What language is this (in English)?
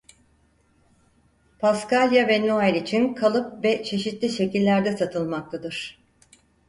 Turkish